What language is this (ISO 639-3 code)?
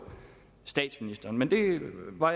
dan